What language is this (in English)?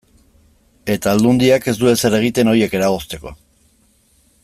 Basque